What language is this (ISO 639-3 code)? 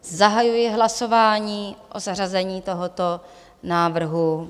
ces